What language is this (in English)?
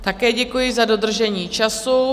Czech